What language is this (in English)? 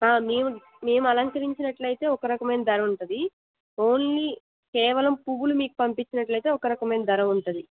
Telugu